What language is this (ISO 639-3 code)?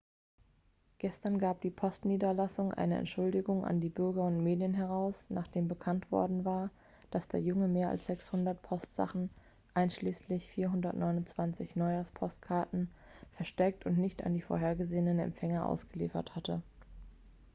deu